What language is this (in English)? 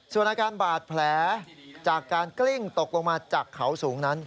Thai